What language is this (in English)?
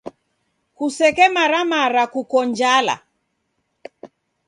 Taita